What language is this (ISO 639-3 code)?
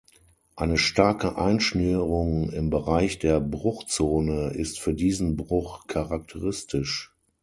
deu